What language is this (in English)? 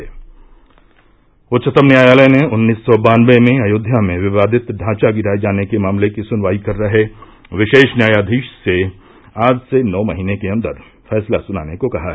Hindi